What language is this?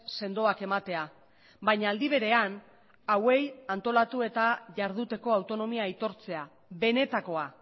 Basque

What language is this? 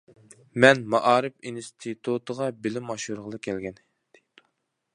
Uyghur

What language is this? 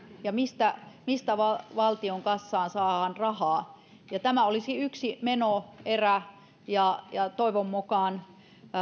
Finnish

